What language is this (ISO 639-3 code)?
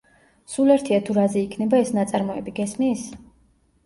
kat